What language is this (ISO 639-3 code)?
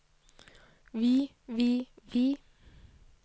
nor